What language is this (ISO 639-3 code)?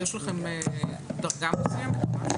heb